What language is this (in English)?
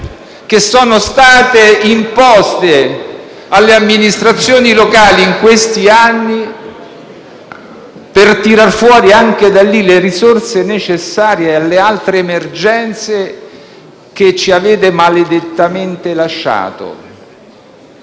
Italian